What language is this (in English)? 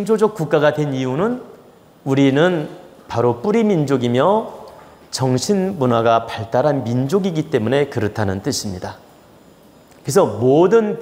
Korean